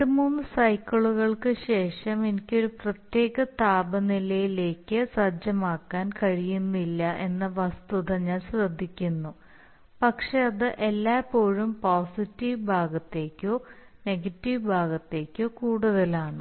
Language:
Malayalam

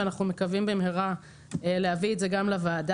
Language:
Hebrew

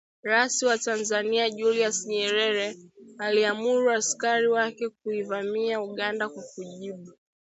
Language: Swahili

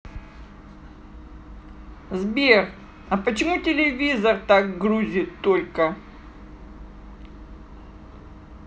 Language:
Russian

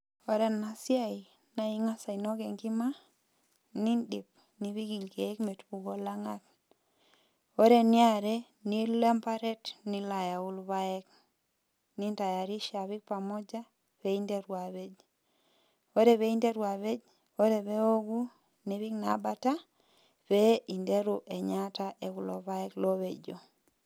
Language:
Masai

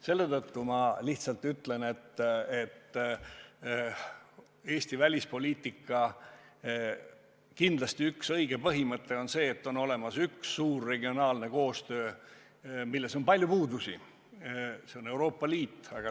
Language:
Estonian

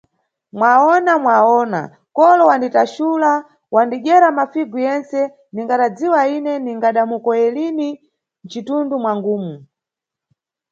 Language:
Nyungwe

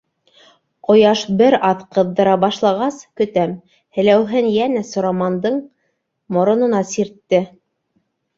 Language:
Bashkir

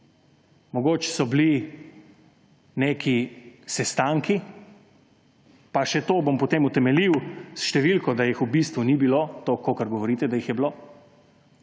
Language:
Slovenian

